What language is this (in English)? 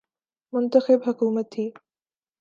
Urdu